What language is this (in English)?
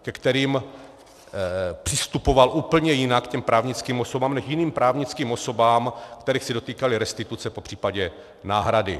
Czech